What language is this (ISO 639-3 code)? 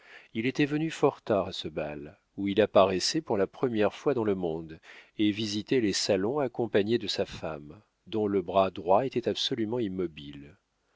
fra